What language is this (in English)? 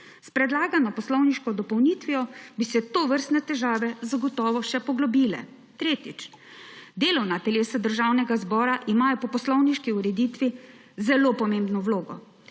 Slovenian